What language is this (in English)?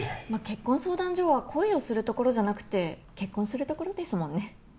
Japanese